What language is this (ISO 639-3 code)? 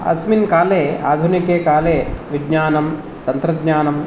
san